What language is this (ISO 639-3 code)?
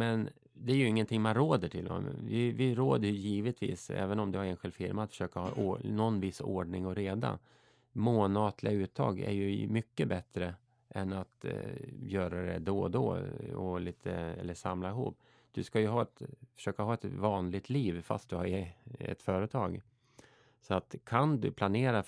swe